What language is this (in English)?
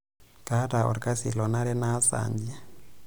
Masai